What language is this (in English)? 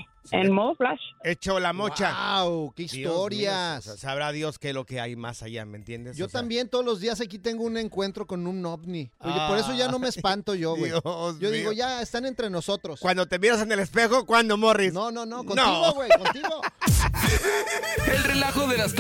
Spanish